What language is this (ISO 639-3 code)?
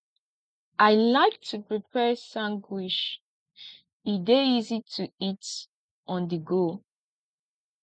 pcm